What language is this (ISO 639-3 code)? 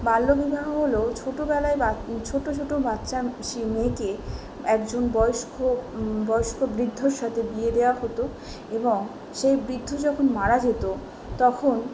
ben